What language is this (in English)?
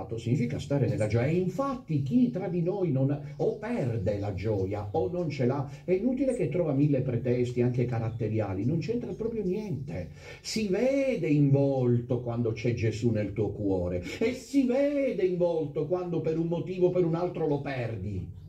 Italian